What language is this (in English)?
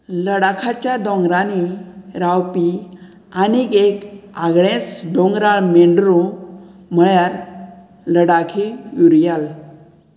Konkani